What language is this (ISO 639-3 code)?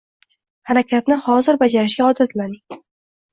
uzb